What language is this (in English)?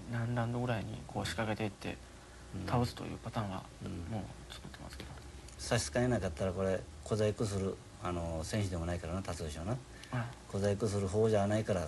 Japanese